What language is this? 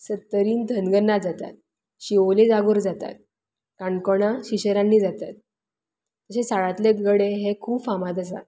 Konkani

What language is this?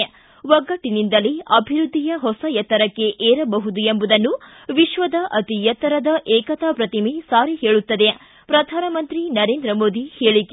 Kannada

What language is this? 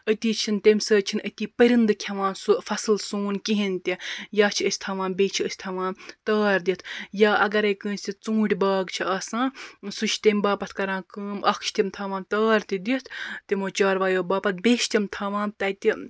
Kashmiri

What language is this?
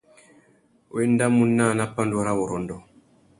Tuki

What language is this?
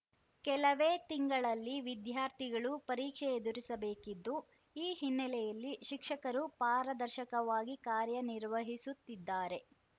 Kannada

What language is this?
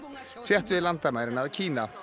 Icelandic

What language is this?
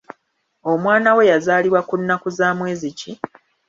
Ganda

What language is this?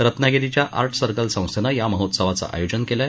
Marathi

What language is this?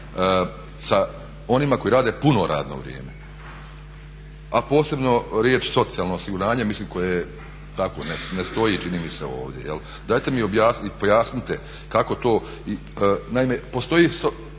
Croatian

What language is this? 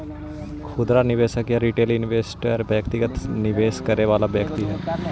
Magahi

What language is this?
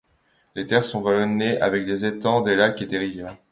French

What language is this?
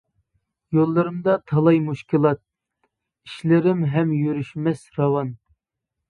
Uyghur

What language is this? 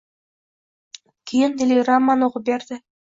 Uzbek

